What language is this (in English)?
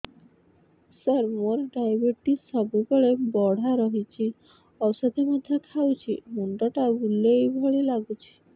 Odia